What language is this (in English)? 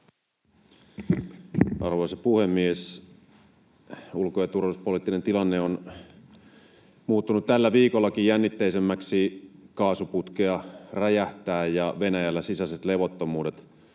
Finnish